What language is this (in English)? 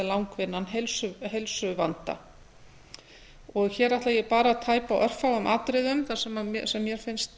Icelandic